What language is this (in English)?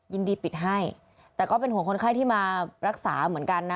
Thai